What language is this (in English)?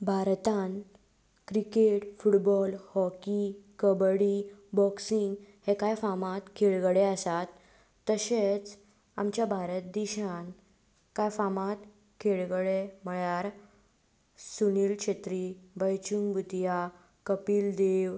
Konkani